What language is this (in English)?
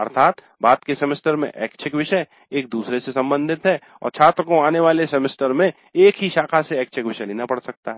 Hindi